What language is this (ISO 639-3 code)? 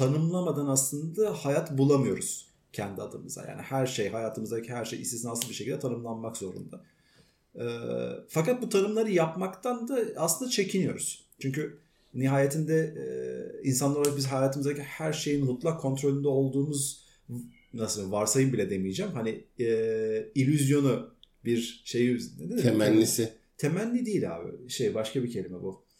tur